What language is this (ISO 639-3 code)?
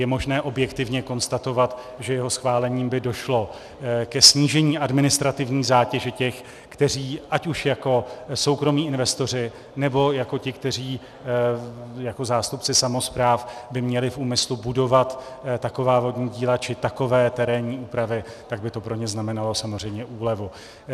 ces